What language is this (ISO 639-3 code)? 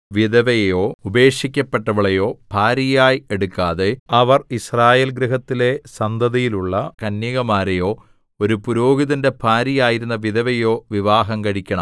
mal